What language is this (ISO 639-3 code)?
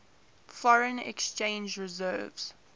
eng